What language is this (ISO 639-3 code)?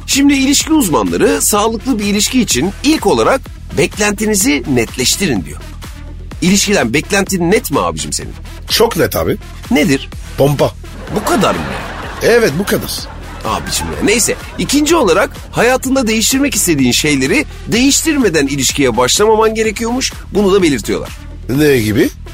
tur